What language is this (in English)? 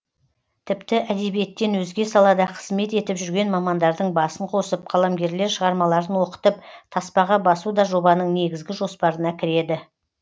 Kazakh